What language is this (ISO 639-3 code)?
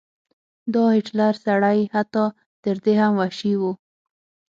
pus